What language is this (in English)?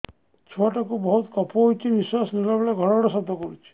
Odia